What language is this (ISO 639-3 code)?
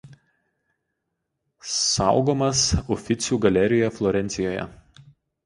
lit